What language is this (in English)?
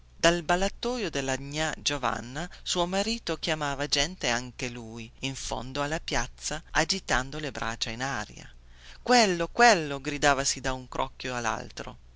Italian